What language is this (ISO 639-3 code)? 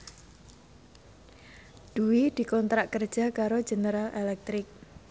jav